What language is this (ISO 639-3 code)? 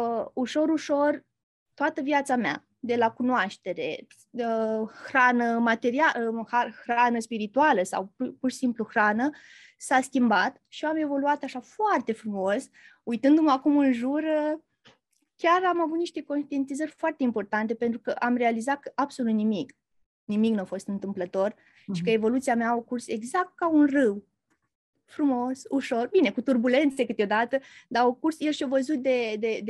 ron